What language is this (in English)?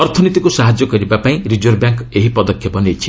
Odia